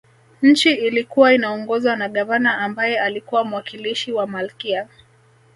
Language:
Swahili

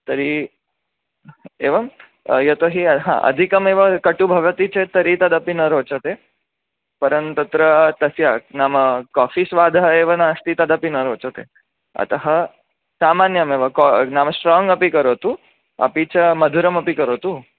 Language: Sanskrit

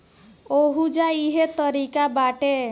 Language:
Bhojpuri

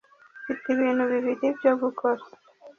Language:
Kinyarwanda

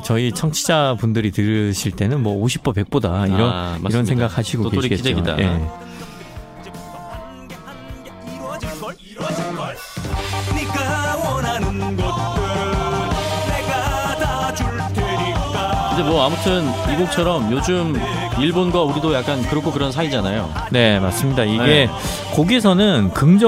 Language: Korean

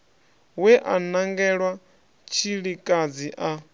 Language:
Venda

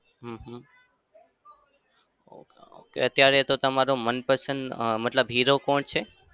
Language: Gujarati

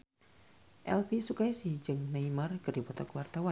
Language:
Sundanese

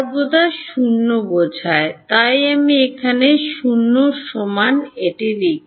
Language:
Bangla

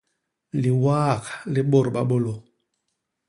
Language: Basaa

